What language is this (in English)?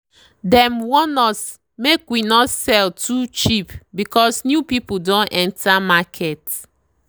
Nigerian Pidgin